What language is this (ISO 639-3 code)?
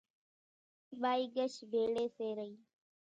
gjk